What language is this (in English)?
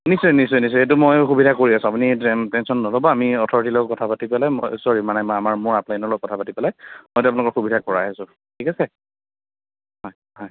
Assamese